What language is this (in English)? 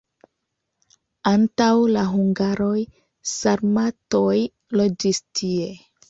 Esperanto